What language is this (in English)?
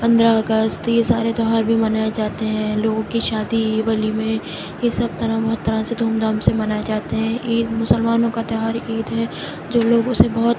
Urdu